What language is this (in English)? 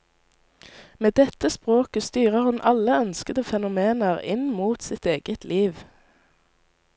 Norwegian